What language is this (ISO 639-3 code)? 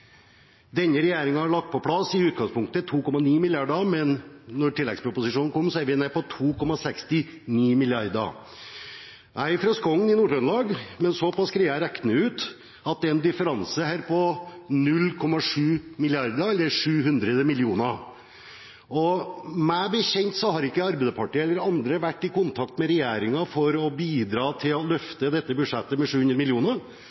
nob